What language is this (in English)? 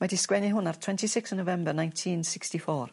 Welsh